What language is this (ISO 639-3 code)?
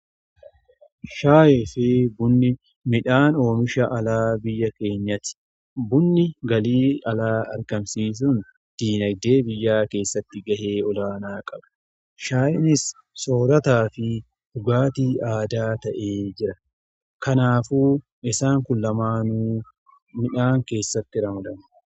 orm